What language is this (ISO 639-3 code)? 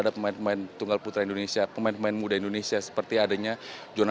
ind